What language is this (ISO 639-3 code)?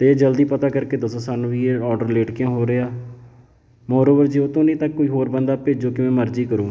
pan